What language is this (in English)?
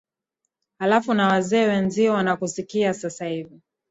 Swahili